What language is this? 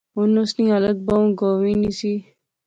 Pahari-Potwari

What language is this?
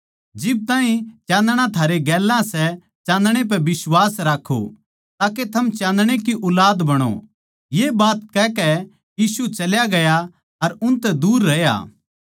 Haryanvi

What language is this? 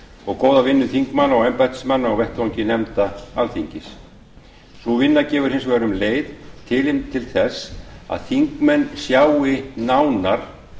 Icelandic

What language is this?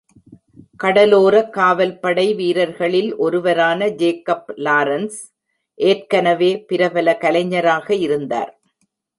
Tamil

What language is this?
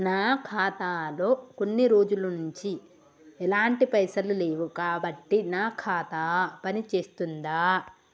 Telugu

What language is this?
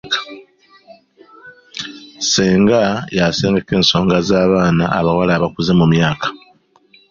Ganda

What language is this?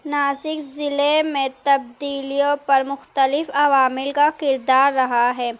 Urdu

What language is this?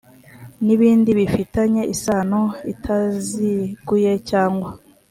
Kinyarwanda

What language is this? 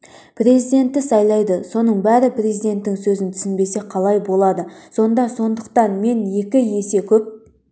Kazakh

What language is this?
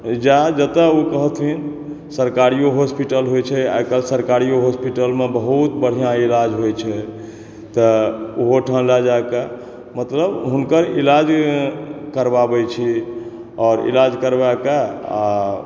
Maithili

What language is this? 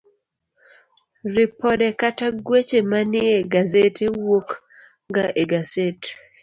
Luo (Kenya and Tanzania)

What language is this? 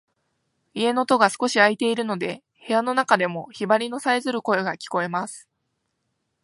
Japanese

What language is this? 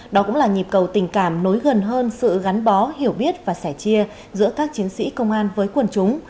Vietnamese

